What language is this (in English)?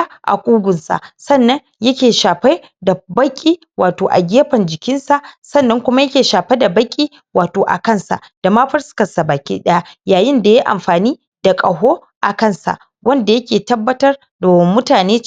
Hausa